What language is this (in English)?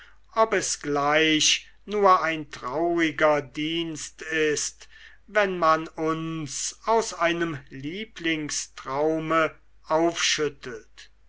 German